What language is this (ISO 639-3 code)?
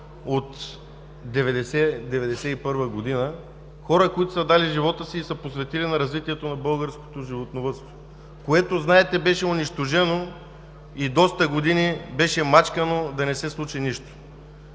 bul